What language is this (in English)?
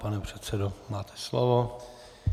Czech